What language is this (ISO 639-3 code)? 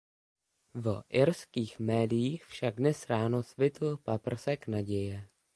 ces